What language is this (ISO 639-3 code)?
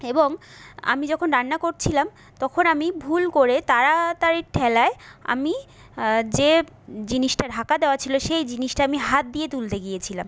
ben